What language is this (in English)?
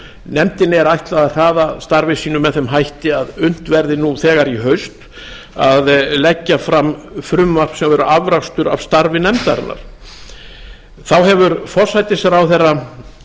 Icelandic